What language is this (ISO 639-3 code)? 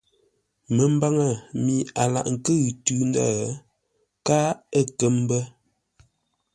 nla